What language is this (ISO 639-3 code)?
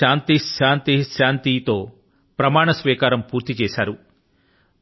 tel